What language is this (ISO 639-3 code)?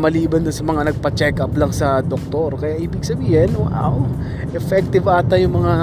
fil